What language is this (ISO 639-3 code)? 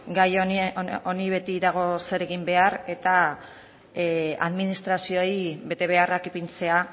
eus